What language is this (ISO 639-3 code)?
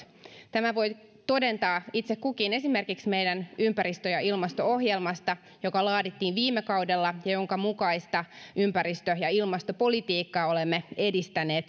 fin